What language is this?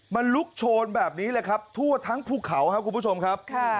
Thai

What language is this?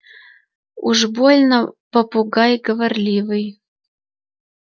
Russian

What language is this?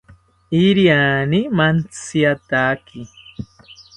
South Ucayali Ashéninka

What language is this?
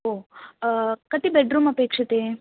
Sanskrit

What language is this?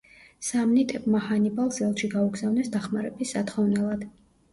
Georgian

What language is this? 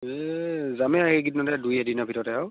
Assamese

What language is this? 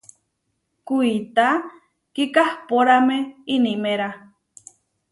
Huarijio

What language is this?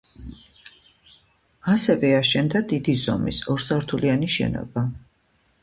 Georgian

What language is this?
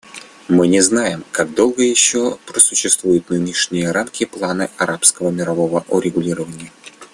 Russian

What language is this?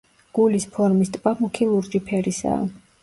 Georgian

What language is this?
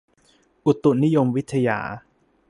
Thai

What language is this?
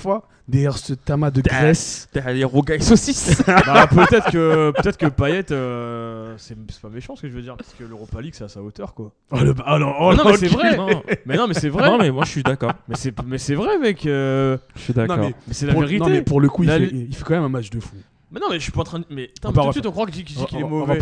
French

